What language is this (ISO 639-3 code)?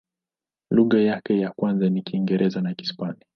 swa